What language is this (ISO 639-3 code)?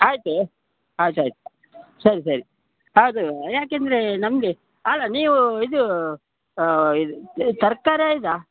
kan